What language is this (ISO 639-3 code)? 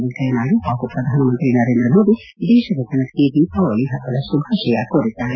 kan